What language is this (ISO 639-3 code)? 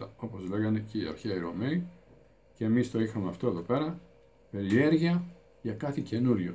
ell